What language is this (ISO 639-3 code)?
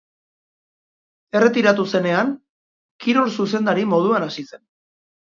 eus